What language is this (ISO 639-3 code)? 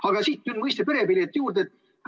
est